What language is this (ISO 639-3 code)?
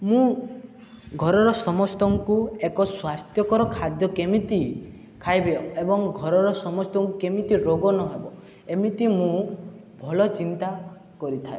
ori